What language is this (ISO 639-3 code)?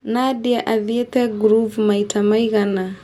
kik